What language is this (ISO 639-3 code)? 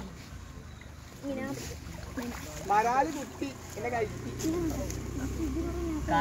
mal